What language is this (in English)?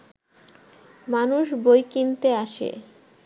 Bangla